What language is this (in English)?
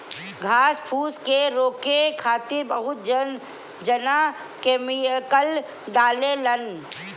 Bhojpuri